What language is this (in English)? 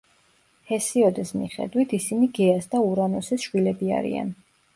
Georgian